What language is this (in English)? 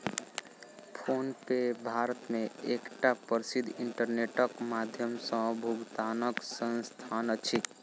Maithili